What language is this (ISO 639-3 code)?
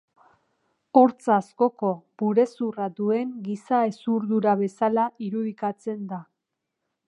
eus